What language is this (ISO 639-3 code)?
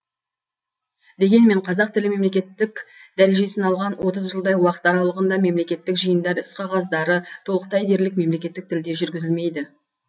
kaz